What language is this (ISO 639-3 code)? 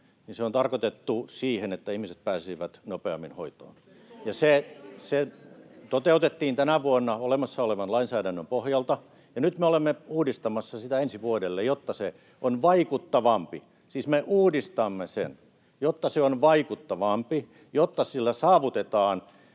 fin